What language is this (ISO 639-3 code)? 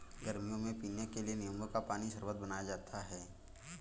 hin